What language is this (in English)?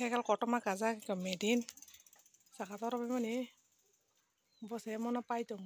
Thai